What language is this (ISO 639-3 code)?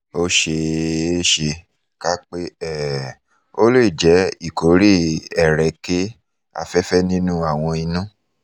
yor